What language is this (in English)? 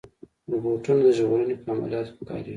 Pashto